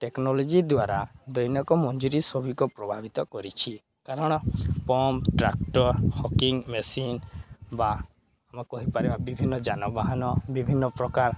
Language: Odia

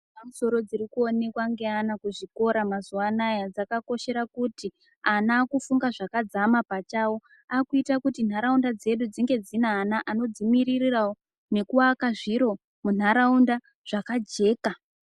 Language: Ndau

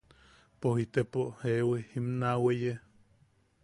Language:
Yaqui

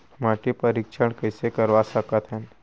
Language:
Chhattisgarhi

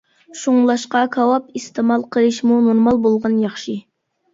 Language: Uyghur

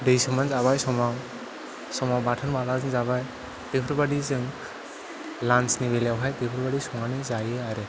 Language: Bodo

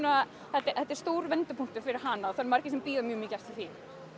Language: Icelandic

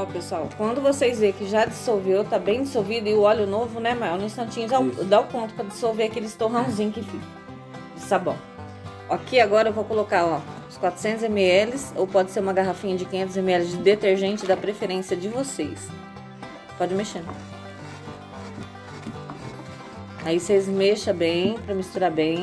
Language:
Portuguese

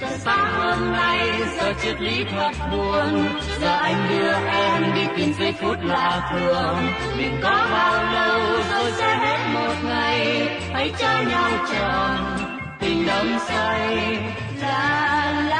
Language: Vietnamese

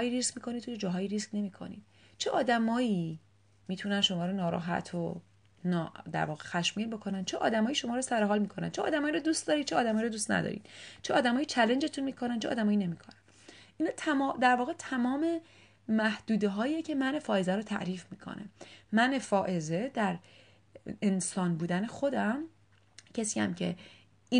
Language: Persian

